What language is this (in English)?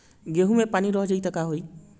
Bhojpuri